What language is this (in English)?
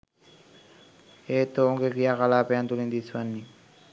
Sinhala